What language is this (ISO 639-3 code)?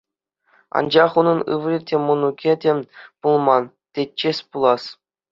chv